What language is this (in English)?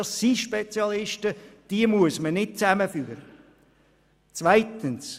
Swiss German